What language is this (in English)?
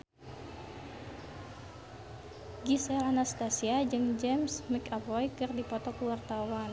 Sundanese